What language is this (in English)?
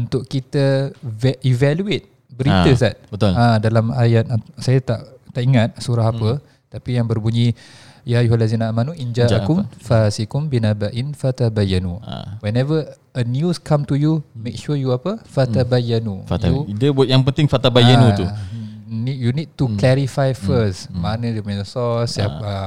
Malay